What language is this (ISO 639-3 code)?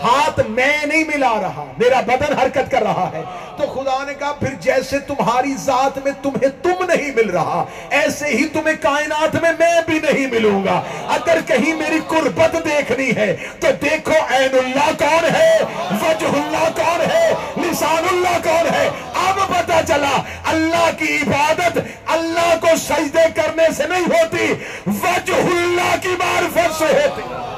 urd